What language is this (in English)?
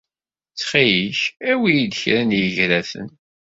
Kabyle